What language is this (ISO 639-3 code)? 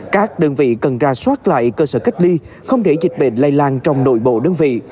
vie